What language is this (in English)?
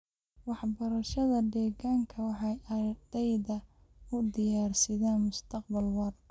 Somali